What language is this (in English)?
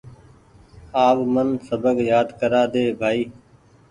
Goaria